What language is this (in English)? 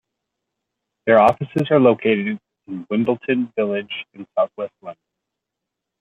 English